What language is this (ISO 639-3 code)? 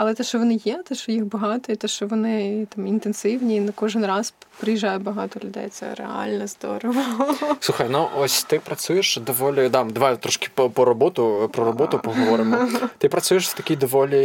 ukr